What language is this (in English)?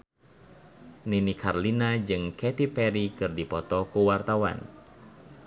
Sundanese